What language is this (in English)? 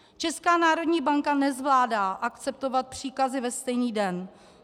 Czech